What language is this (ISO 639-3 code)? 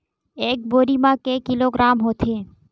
hne